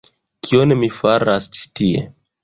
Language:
Esperanto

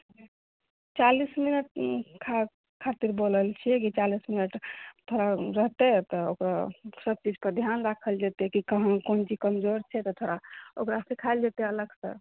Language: Maithili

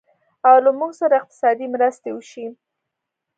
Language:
Pashto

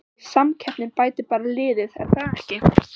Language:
Icelandic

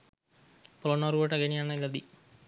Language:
Sinhala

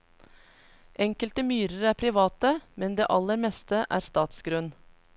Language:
Norwegian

